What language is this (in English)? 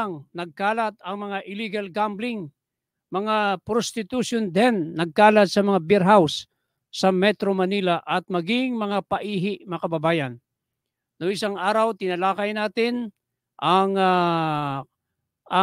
Filipino